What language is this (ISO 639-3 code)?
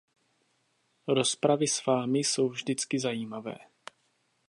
ces